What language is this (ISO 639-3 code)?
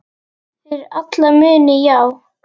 isl